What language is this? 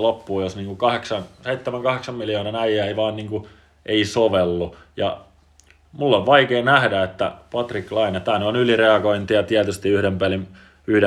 Finnish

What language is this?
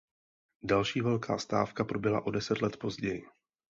Czech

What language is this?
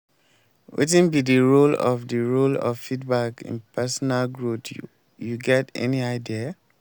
Nigerian Pidgin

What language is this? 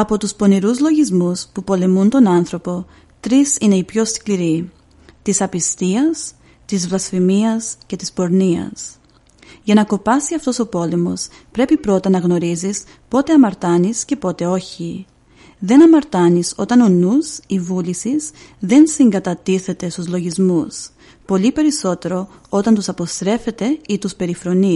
Greek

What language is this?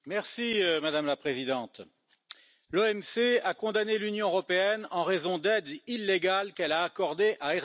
French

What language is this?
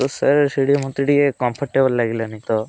Odia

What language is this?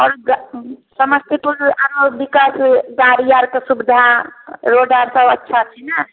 Maithili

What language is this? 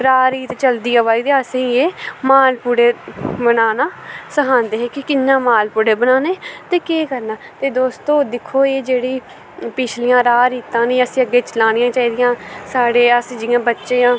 Dogri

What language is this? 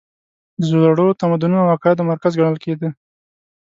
Pashto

